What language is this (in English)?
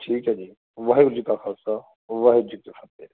Punjabi